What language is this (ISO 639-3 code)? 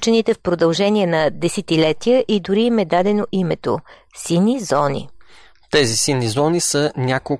bul